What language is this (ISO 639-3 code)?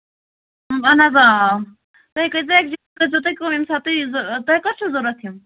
kas